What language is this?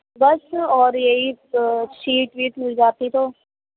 Urdu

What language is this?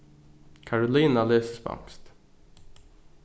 Faroese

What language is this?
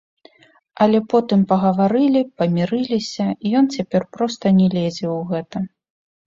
Belarusian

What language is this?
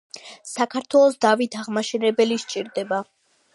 Georgian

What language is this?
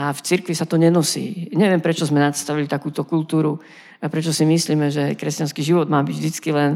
Slovak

